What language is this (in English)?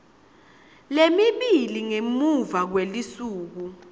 Swati